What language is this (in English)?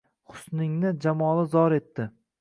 Uzbek